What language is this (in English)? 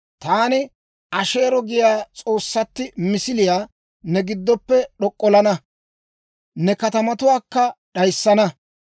Dawro